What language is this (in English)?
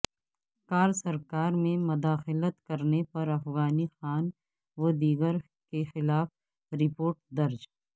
Urdu